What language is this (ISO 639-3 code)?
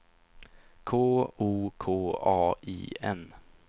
swe